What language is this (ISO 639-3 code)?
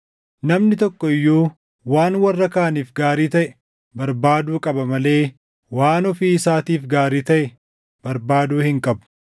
orm